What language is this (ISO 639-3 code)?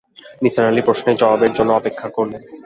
ben